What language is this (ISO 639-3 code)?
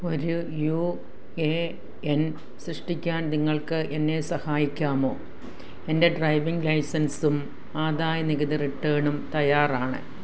mal